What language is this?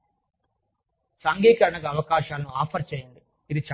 Telugu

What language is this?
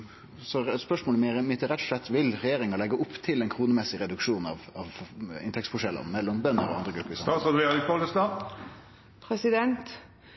Norwegian Nynorsk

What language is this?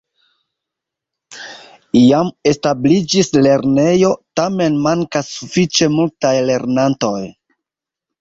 Esperanto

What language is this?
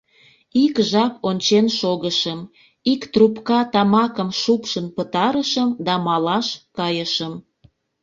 Mari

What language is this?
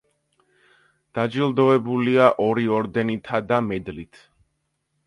Georgian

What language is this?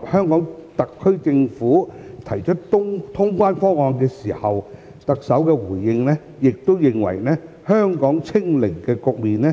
Cantonese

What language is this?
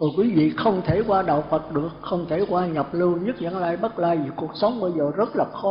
Vietnamese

